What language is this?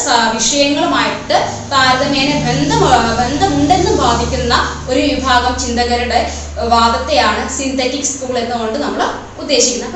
Malayalam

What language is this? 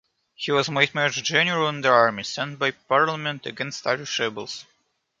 English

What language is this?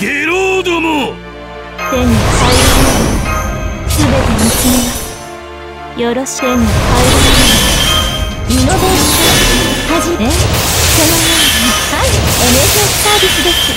Japanese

